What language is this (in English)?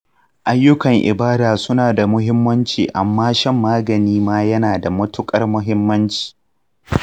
Hausa